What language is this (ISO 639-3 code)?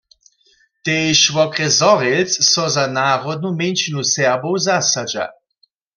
hsb